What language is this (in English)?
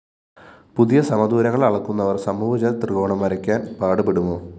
Malayalam